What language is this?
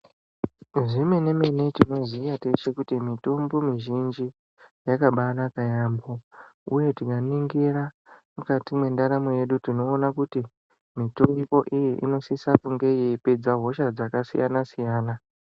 Ndau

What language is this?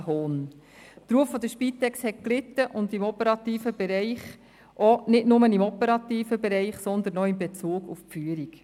Swiss German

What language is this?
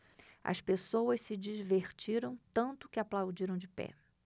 Portuguese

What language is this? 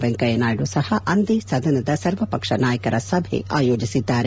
Kannada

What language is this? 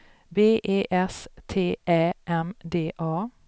Swedish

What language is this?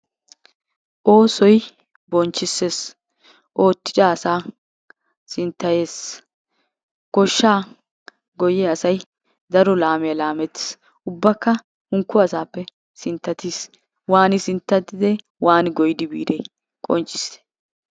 Wolaytta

